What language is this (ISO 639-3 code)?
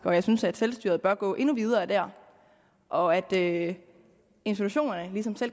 dan